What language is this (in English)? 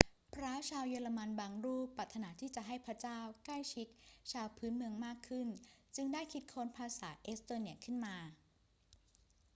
Thai